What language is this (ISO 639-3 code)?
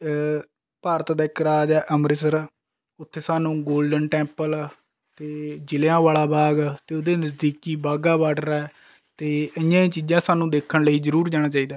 pan